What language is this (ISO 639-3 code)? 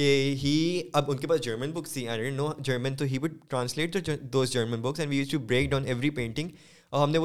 urd